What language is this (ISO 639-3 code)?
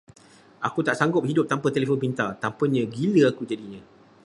msa